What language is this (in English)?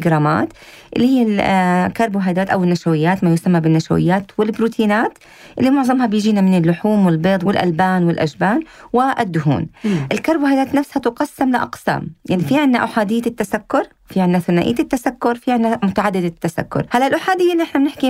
Arabic